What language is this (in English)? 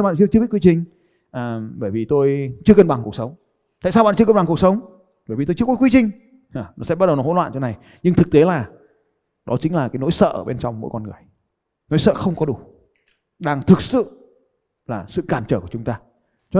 Vietnamese